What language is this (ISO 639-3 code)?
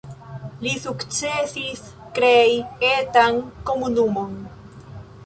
epo